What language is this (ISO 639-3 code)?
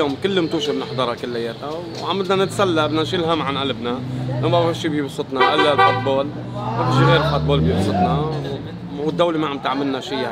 ara